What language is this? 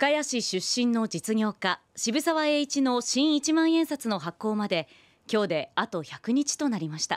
Japanese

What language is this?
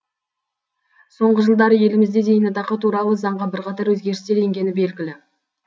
Kazakh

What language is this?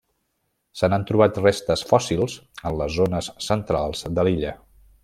Catalan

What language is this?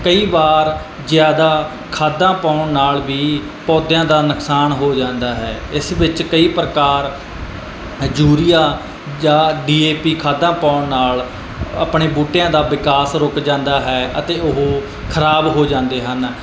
Punjabi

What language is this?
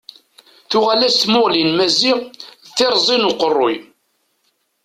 Kabyle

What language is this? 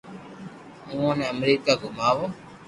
Loarki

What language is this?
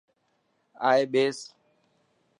Dhatki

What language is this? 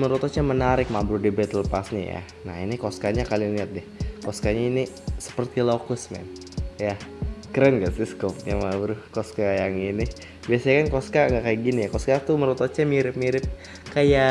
Indonesian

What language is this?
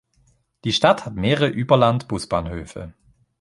German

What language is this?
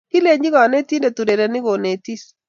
Kalenjin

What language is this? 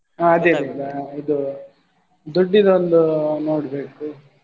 Kannada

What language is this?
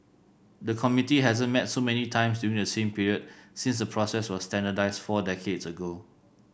English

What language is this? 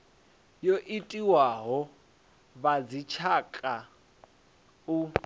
Venda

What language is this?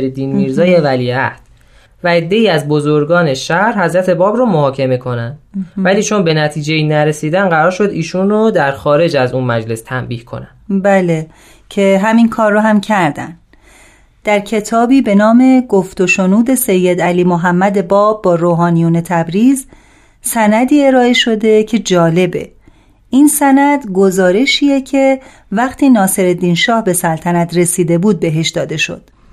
Persian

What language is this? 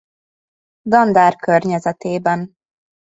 Hungarian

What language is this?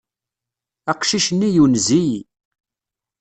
Kabyle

